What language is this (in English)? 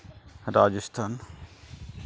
Santali